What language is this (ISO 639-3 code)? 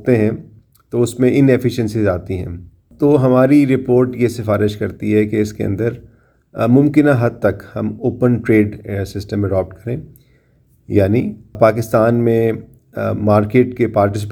urd